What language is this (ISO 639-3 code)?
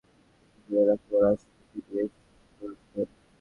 ben